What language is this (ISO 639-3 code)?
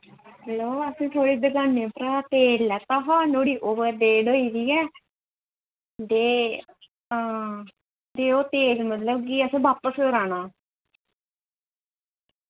doi